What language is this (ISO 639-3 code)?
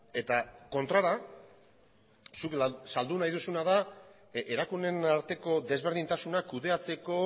eus